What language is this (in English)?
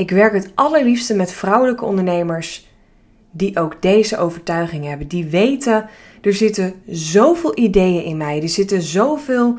Dutch